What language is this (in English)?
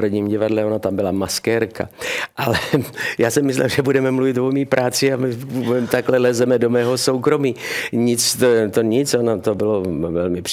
Czech